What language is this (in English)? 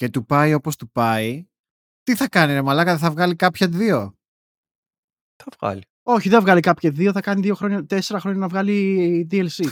Greek